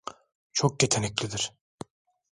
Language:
Turkish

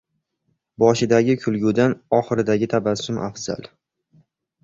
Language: Uzbek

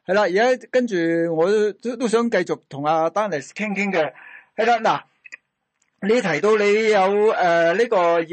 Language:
Chinese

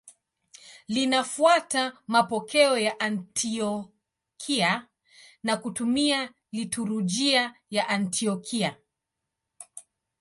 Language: Swahili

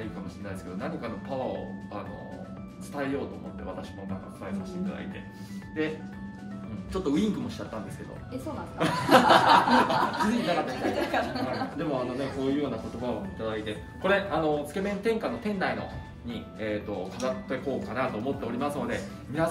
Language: Japanese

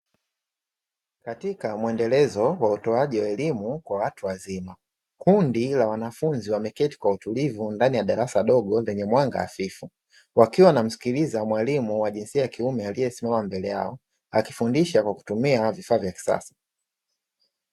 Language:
Swahili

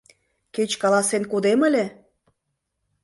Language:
Mari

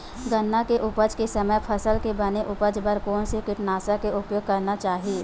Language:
Chhattisgarhi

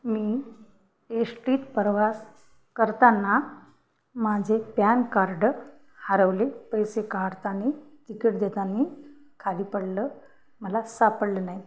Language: Marathi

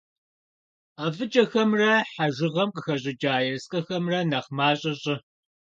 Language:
Kabardian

